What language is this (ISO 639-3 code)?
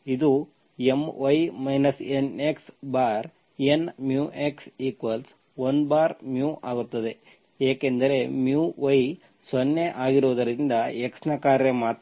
kan